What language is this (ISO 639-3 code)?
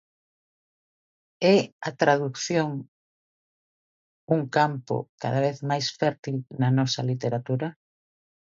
glg